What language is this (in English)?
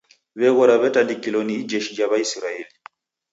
Taita